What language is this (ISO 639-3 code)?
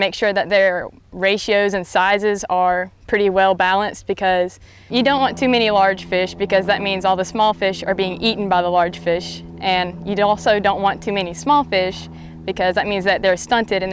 eng